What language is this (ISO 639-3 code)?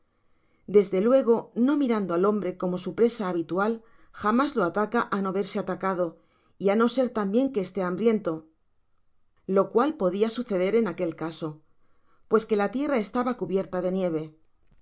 spa